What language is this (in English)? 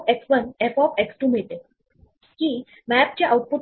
Marathi